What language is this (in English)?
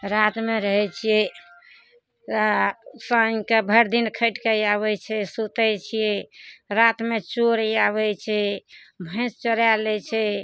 Maithili